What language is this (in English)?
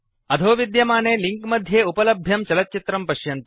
Sanskrit